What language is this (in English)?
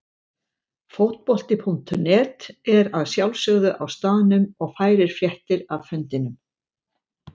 Icelandic